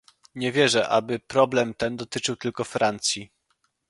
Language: Polish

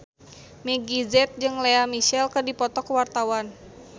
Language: Sundanese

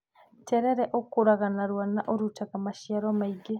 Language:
Kikuyu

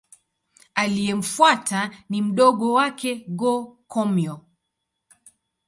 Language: Swahili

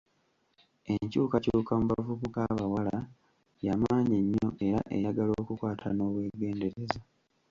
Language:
Ganda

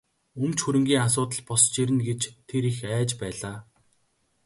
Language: Mongolian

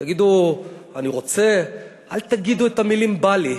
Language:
Hebrew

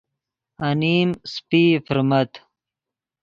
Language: Yidgha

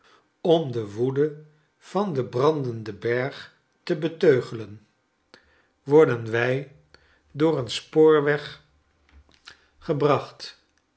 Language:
Dutch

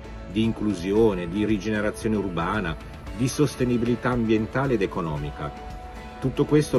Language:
Italian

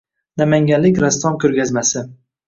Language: Uzbek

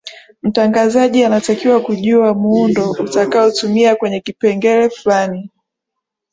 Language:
Swahili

